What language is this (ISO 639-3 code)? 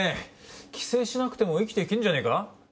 jpn